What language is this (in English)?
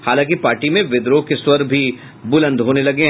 Hindi